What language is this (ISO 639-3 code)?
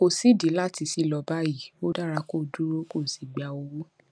yor